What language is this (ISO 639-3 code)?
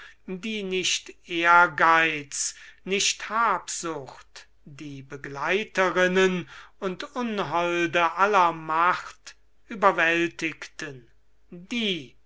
deu